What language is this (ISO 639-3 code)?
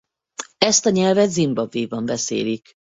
hun